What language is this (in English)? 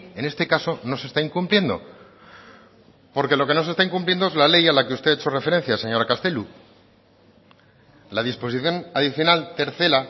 Spanish